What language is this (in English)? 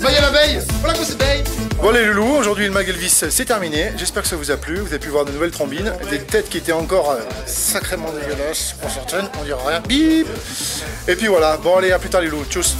French